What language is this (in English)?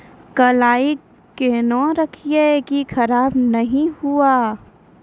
Maithili